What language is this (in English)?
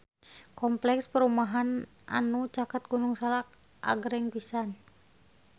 Sundanese